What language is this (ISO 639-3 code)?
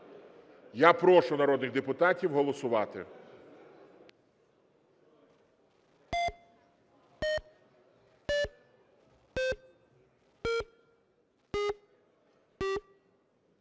ukr